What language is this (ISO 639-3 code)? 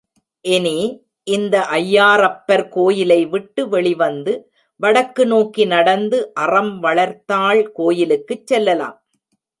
tam